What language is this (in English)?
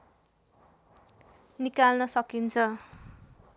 Nepali